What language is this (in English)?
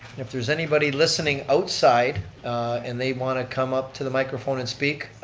English